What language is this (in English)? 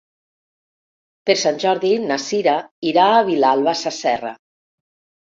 Catalan